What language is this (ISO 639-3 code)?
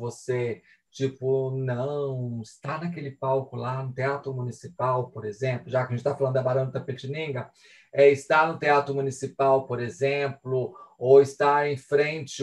por